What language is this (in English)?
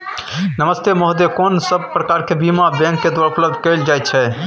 Maithili